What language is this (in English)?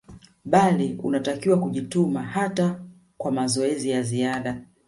Swahili